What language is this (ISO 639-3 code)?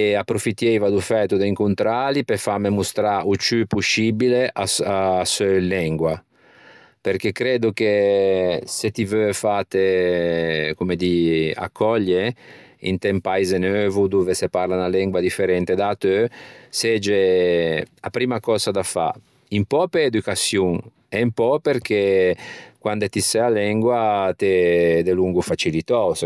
lij